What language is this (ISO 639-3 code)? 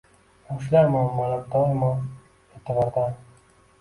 uzb